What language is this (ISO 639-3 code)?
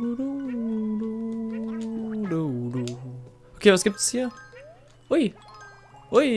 deu